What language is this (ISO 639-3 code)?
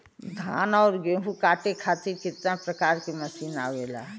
bho